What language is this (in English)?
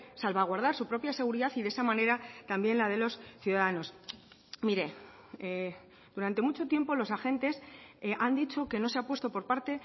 Spanish